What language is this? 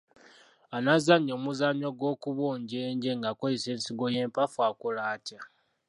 Ganda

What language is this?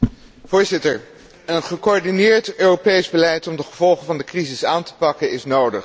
Dutch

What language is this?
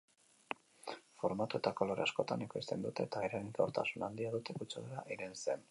Basque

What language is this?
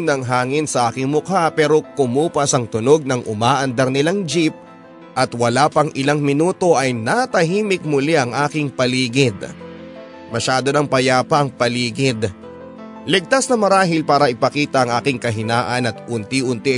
Filipino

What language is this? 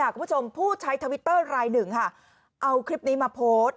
Thai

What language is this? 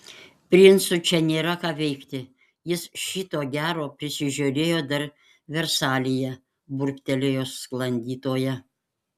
Lithuanian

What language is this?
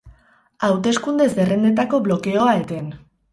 Basque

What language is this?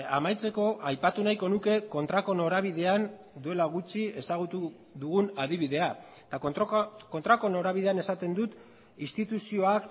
Basque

